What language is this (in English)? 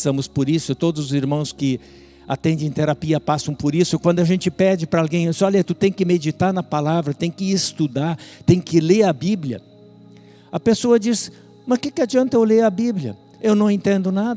Portuguese